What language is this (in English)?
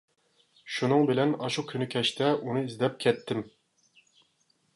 Uyghur